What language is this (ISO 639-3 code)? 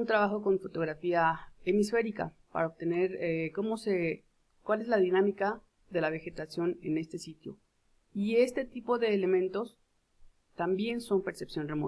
spa